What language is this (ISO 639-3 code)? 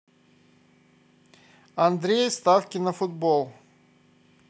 rus